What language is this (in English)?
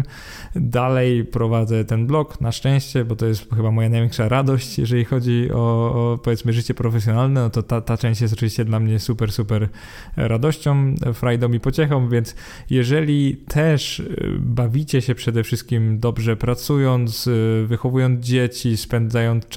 Polish